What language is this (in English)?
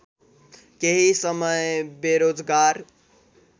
Nepali